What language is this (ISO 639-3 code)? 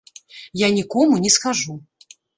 bel